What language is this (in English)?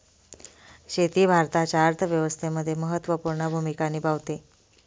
Marathi